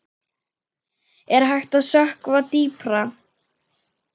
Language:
Icelandic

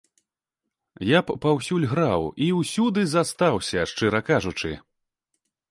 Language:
Belarusian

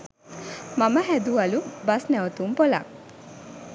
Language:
Sinhala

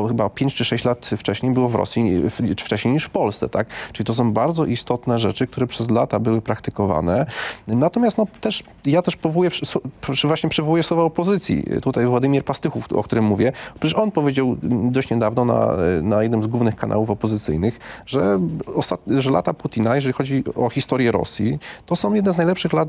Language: Polish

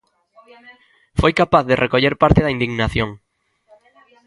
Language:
Galician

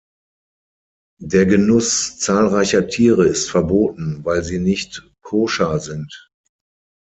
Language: German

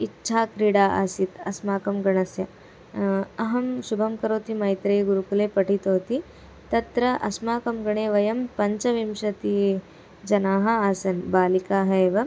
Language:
Sanskrit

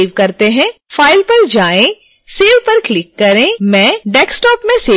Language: Hindi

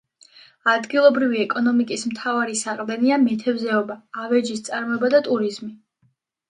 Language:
Georgian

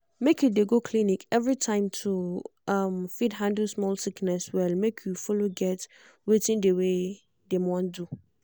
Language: Nigerian Pidgin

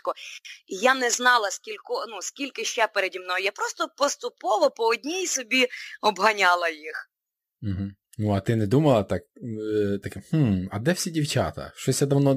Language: Ukrainian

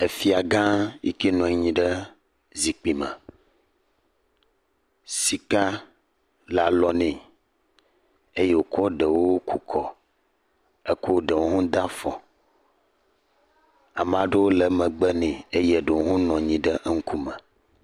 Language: Ewe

